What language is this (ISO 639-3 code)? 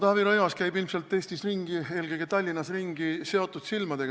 est